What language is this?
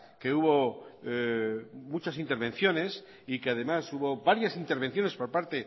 Spanish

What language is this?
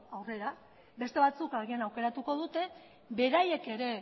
Basque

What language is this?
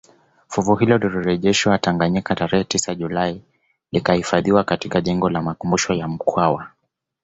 Swahili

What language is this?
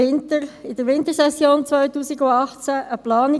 Swiss German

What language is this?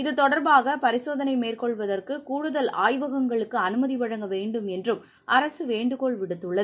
Tamil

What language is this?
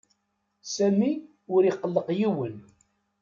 Kabyle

